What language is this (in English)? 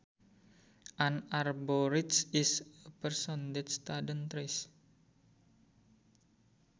Sundanese